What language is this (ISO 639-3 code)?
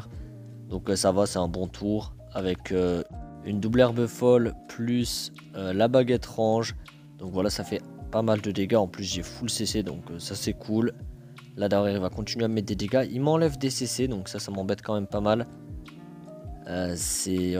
fra